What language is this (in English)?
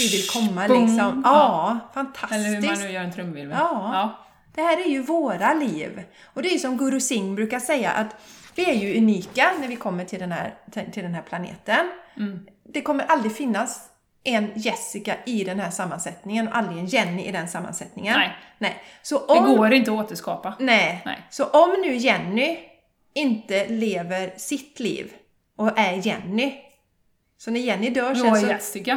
Swedish